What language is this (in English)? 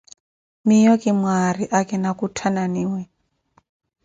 Koti